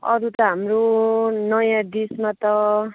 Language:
Nepali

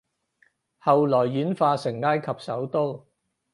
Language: Cantonese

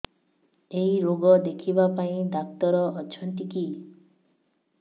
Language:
Odia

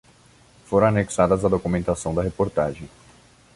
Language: Portuguese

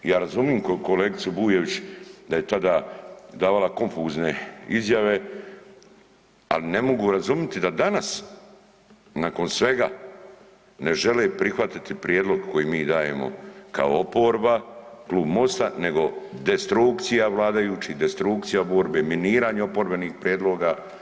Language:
Croatian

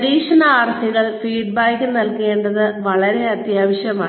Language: Malayalam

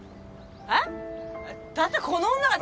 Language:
Japanese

